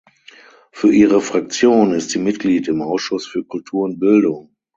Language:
German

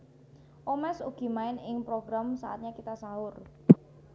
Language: Javanese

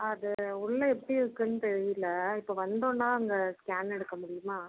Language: Tamil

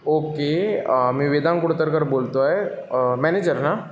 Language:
Marathi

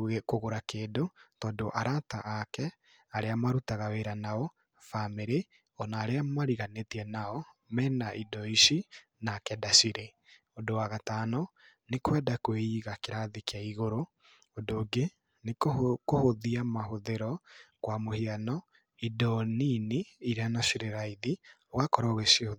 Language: Kikuyu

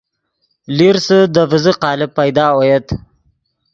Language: Yidgha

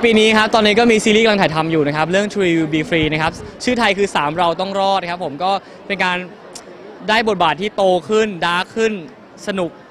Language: Thai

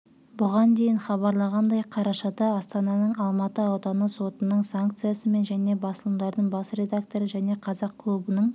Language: Kazakh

